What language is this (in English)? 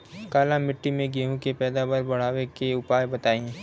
Bhojpuri